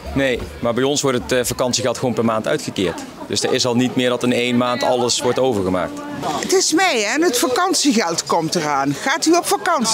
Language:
Dutch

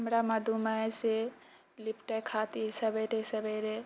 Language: Maithili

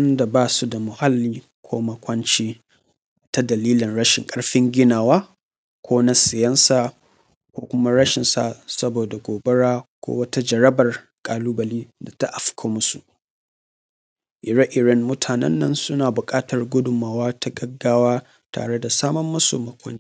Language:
Hausa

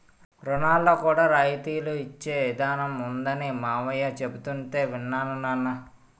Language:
Telugu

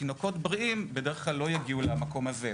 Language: Hebrew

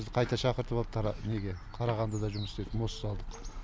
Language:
Kazakh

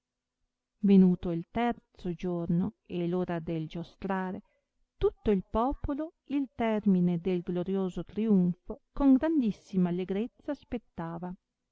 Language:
Italian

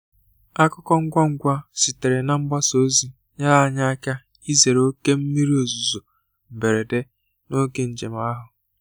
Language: Igbo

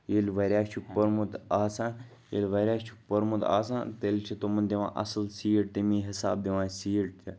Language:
Kashmiri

